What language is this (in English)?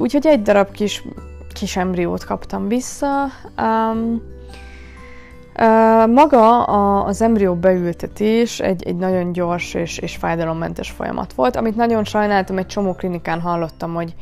Hungarian